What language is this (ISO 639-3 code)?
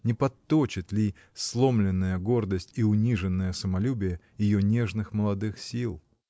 rus